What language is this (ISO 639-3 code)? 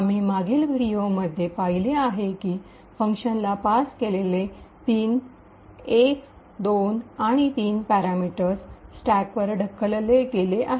mar